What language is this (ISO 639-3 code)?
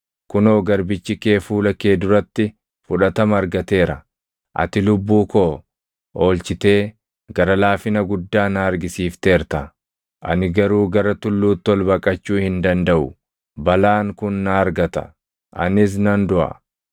orm